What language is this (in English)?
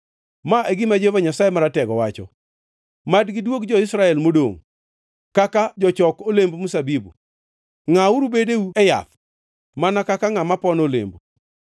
Luo (Kenya and Tanzania)